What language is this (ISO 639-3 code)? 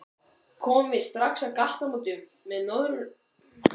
isl